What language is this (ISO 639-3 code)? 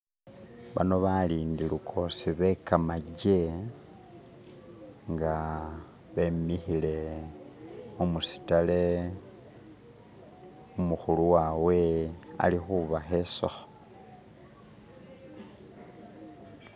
myx